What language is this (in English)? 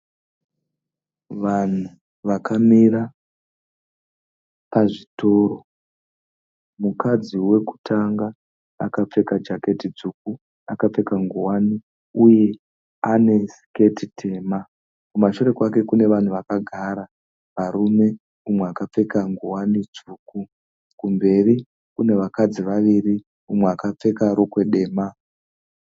Shona